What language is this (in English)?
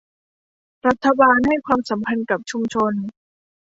Thai